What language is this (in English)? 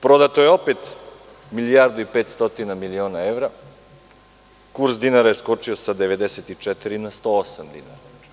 Serbian